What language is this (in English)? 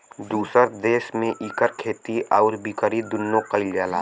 Bhojpuri